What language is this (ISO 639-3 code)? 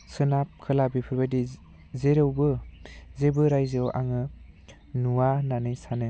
brx